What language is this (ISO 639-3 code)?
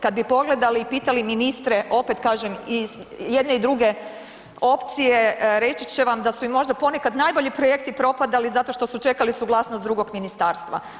hrv